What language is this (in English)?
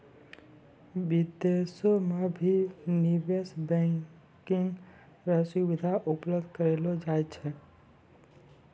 Maithili